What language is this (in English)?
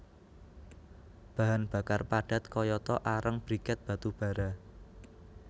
Javanese